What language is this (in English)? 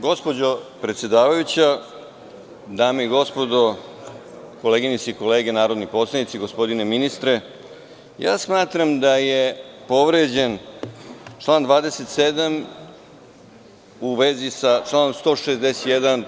Serbian